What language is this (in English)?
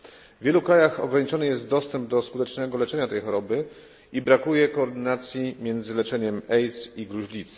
Polish